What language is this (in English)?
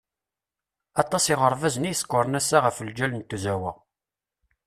Kabyle